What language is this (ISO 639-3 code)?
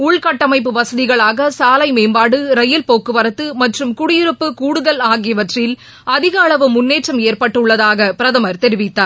tam